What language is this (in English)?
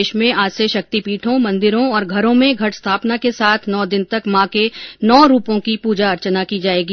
Hindi